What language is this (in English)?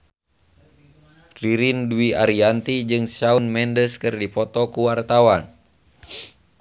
Sundanese